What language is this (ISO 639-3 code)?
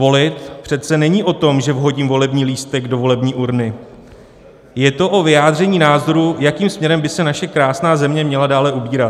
ces